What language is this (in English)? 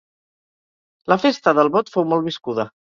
Catalan